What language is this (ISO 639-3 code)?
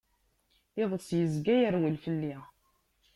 kab